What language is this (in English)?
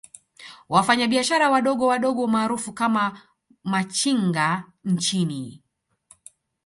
Swahili